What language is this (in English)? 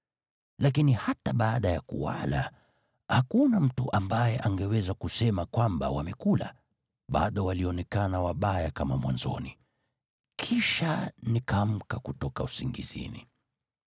Swahili